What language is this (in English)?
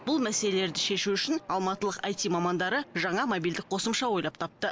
Kazakh